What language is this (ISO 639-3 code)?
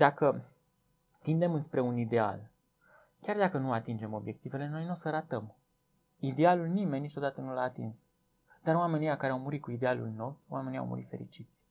ron